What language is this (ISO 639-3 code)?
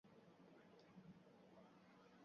uzb